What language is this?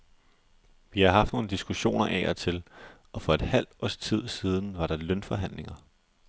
Danish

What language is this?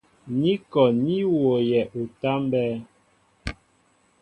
Mbo (Cameroon)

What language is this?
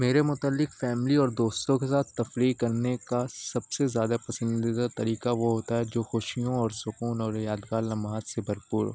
Urdu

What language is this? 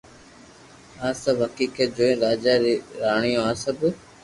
Loarki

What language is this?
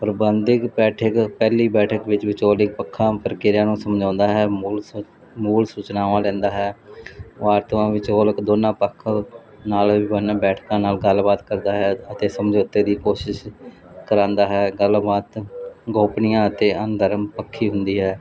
Punjabi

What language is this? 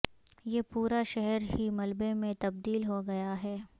Urdu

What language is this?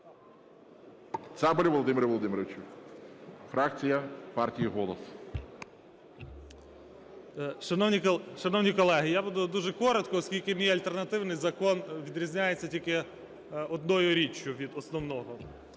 Ukrainian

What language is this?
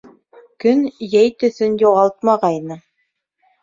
Bashkir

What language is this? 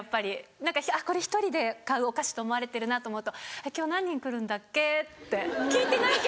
Japanese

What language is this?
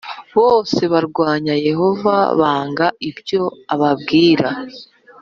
Kinyarwanda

